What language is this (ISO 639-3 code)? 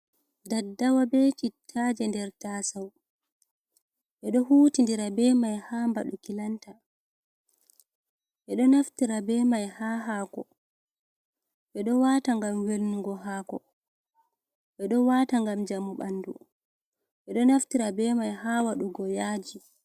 ful